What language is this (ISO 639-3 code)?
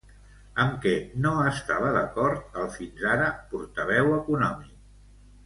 cat